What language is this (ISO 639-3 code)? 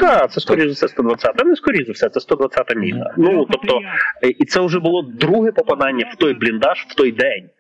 ukr